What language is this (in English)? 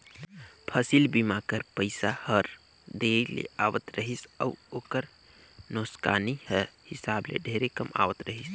Chhattisgarhi